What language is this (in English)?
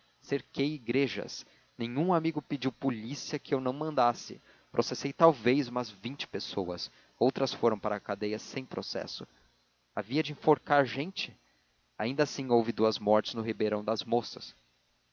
Portuguese